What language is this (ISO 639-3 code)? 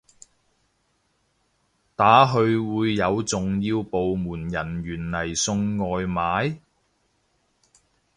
yue